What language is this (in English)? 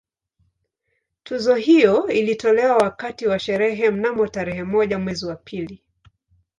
Swahili